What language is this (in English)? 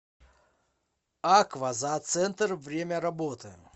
Russian